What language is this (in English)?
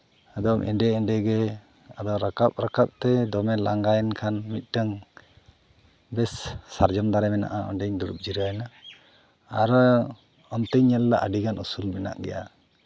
Santali